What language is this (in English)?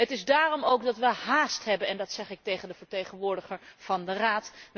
Dutch